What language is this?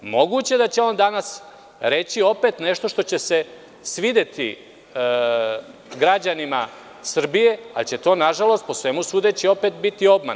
Serbian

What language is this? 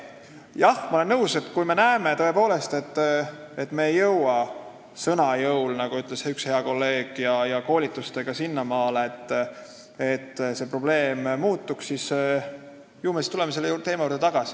Estonian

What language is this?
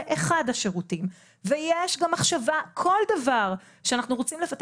Hebrew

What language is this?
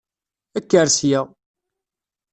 Kabyle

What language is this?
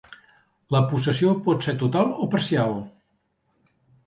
Catalan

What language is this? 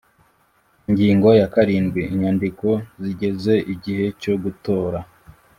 Kinyarwanda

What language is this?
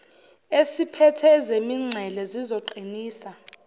Zulu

